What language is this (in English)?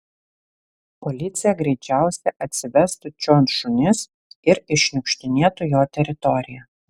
Lithuanian